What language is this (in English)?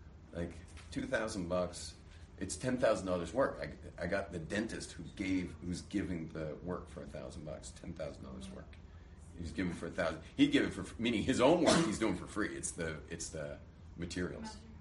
English